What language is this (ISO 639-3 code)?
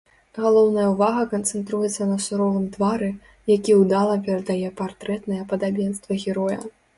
bel